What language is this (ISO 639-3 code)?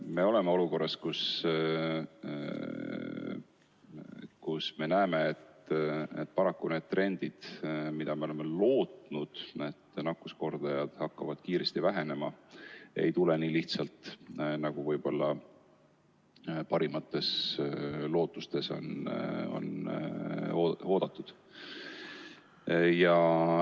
est